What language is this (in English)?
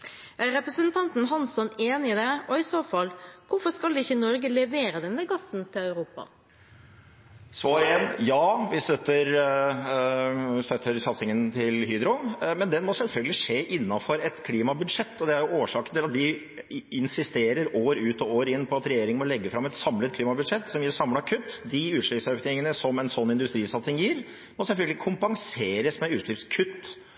Norwegian Bokmål